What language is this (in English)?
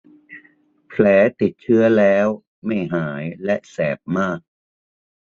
Thai